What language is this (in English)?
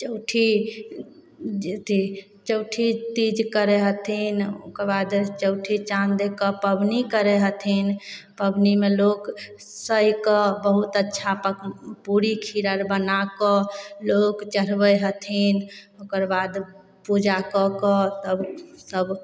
Maithili